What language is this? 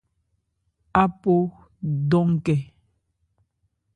Ebrié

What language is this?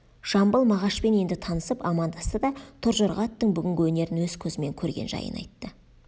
Kazakh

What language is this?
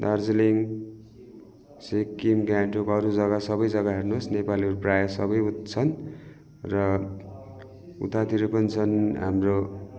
Nepali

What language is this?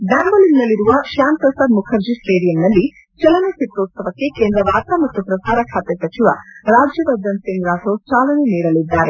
Kannada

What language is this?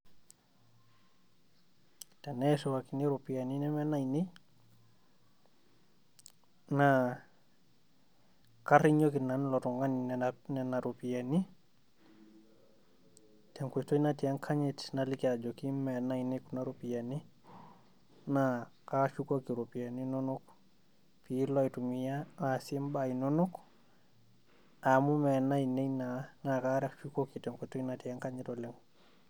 Masai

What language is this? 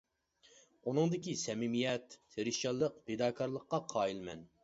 Uyghur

